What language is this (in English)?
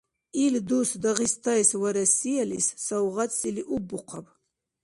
Dargwa